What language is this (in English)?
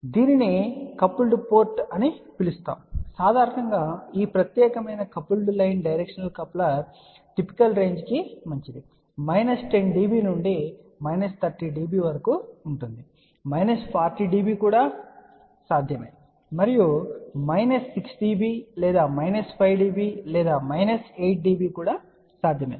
Telugu